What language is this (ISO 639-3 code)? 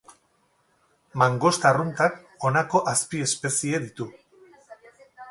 eus